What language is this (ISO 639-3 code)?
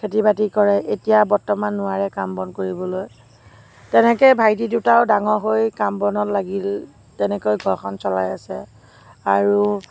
asm